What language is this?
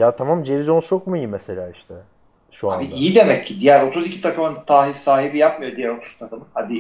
Turkish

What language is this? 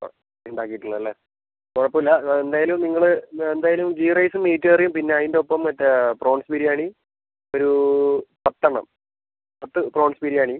Malayalam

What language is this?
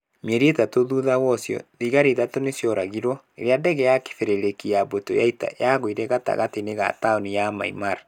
Kikuyu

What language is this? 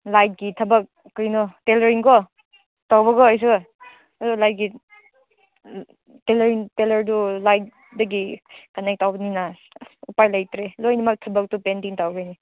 Manipuri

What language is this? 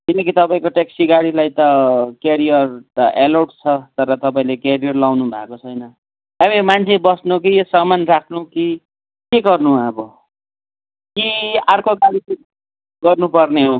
Nepali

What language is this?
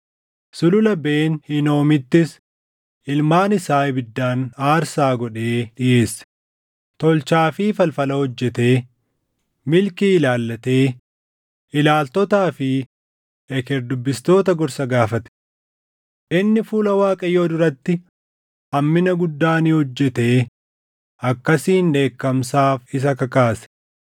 Oromo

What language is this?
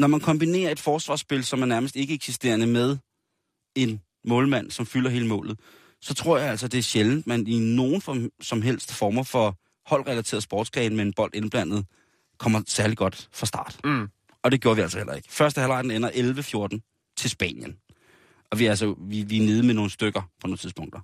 Danish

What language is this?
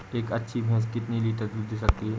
Hindi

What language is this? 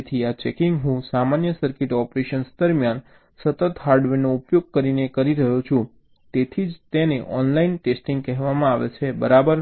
Gujarati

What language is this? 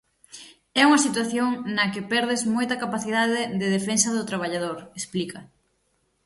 Galician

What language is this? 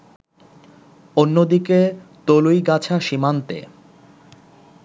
Bangla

